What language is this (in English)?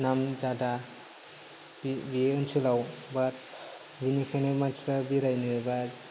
Bodo